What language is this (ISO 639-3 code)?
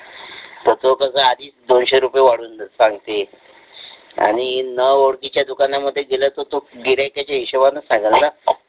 mar